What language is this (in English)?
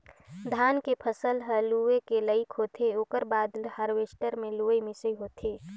Chhattisgarhi